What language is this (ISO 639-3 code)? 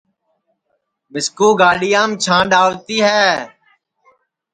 ssi